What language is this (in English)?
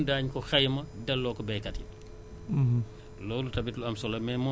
Wolof